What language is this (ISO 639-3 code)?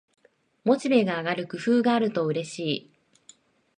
jpn